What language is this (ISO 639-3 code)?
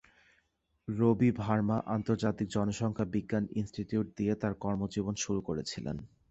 ben